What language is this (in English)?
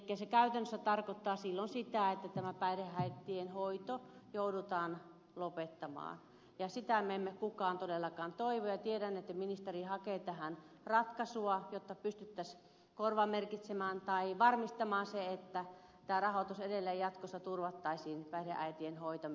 Finnish